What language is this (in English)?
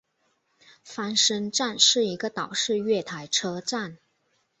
Chinese